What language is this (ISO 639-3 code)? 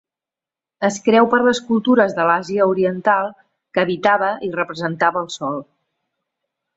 cat